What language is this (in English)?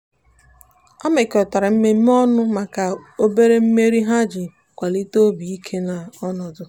Igbo